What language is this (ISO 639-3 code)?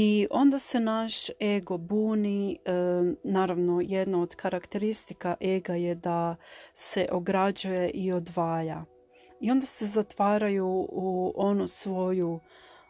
hrv